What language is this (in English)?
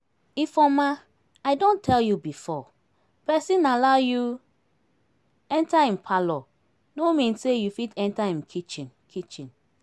Nigerian Pidgin